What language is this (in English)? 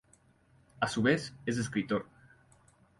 Spanish